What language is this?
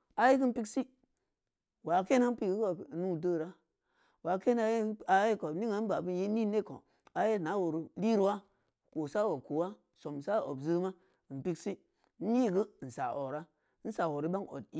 Samba Leko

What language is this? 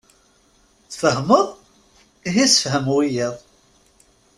Kabyle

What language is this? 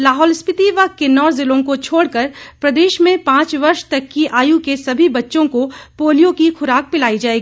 Hindi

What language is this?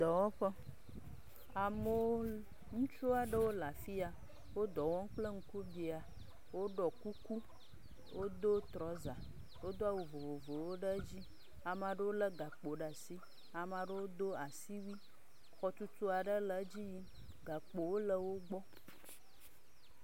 Ewe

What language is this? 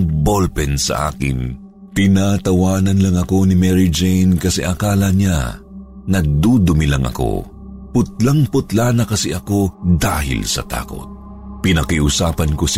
Filipino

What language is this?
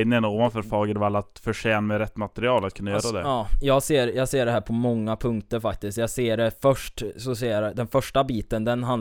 Swedish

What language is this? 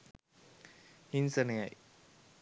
Sinhala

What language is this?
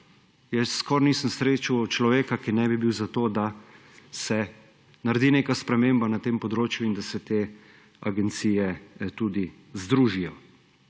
Slovenian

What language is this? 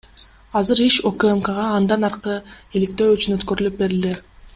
Kyrgyz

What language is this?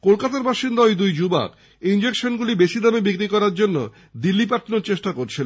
Bangla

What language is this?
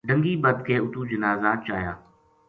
Gujari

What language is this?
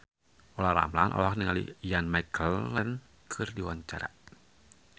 Sundanese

